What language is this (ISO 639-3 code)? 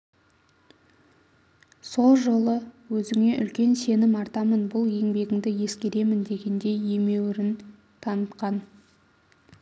kaz